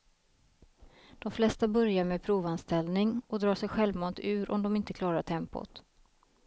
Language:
Swedish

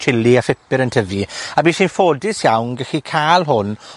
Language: Welsh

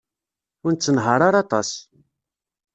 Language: Kabyle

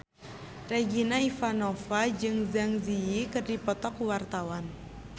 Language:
Sundanese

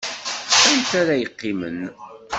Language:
Kabyle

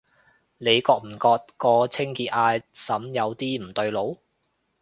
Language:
Cantonese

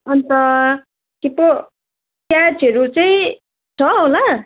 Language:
Nepali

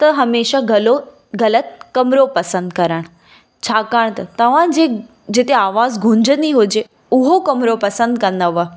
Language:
Sindhi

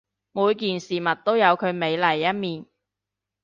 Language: Cantonese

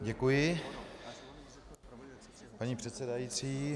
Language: Czech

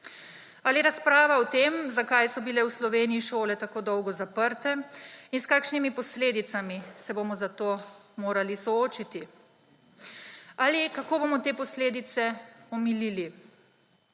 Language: Slovenian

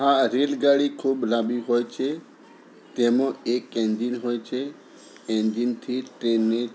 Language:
Gujarati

